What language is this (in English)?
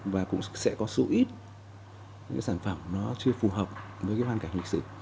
Vietnamese